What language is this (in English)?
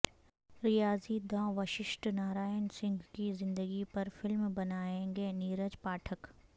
Urdu